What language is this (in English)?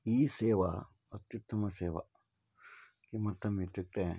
Sanskrit